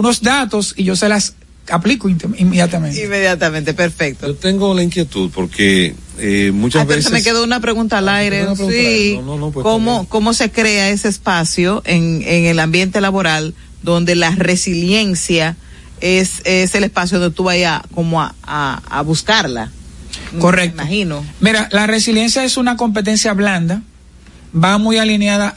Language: Spanish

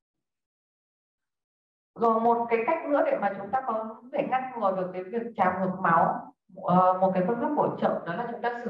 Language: Vietnamese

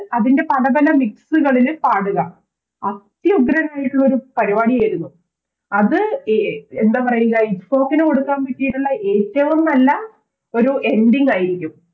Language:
Malayalam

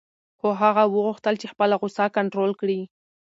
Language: Pashto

